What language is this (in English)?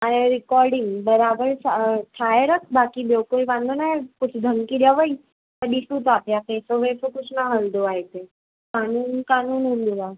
Sindhi